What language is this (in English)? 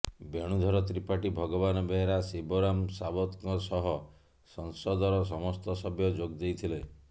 Odia